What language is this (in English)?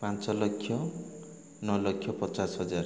Odia